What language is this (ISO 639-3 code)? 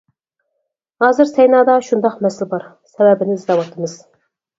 uig